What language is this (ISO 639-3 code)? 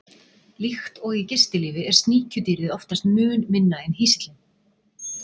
isl